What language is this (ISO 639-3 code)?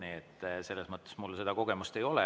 est